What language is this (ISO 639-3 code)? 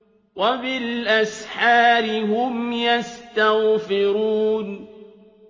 ara